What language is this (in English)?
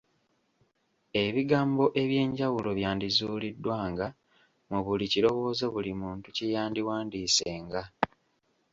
Ganda